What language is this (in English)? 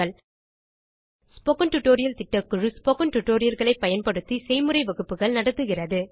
Tamil